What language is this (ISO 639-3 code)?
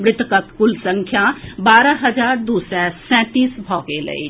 mai